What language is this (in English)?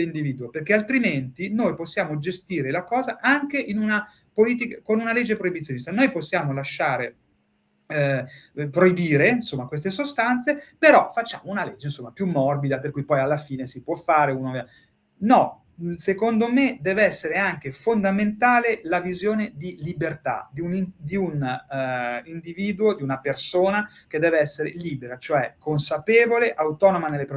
Italian